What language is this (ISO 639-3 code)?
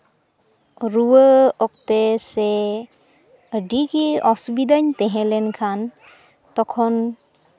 sat